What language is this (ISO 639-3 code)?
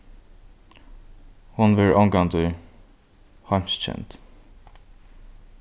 fao